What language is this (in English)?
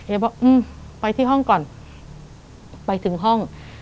Thai